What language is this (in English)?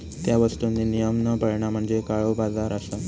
Marathi